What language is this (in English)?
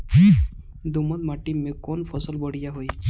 Bhojpuri